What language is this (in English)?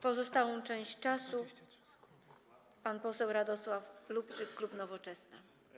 Polish